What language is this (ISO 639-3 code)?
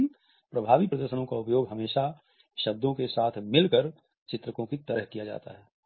hin